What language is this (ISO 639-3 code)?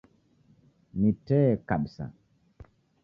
dav